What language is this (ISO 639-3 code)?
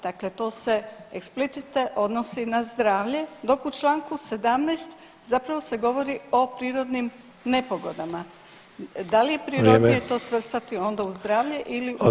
hrv